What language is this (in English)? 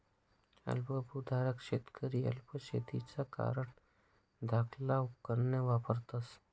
Marathi